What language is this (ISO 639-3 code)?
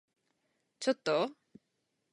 jpn